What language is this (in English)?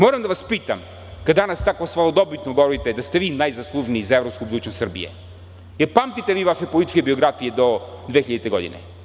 Serbian